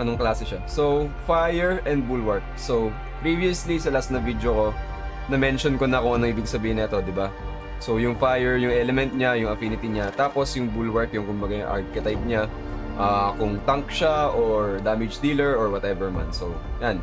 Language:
Filipino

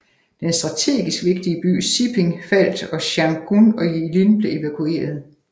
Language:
Danish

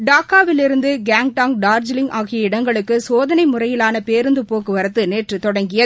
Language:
Tamil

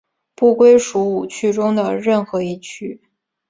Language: Chinese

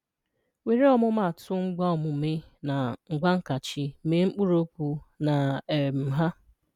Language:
Igbo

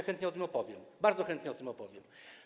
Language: Polish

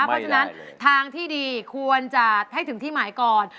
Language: Thai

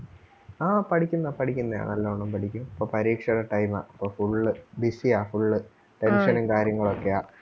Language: Malayalam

